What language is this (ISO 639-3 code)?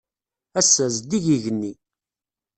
kab